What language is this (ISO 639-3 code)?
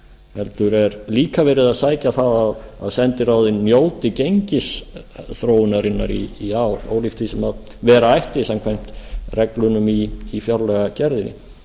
isl